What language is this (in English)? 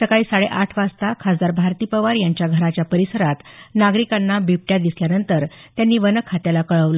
Marathi